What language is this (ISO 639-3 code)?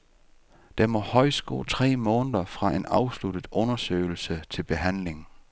dan